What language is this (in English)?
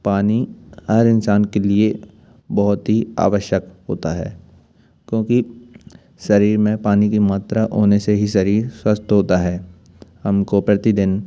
Hindi